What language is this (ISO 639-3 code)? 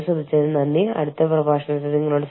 mal